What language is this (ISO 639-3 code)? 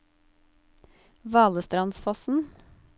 nor